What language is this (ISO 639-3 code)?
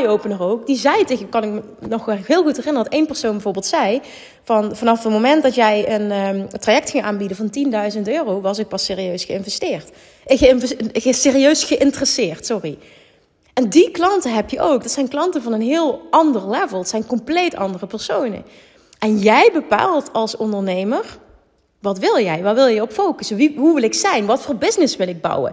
nld